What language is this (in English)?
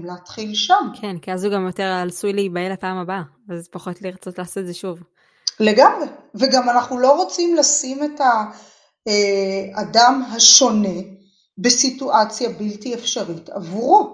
Hebrew